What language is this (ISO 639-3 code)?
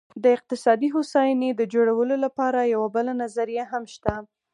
pus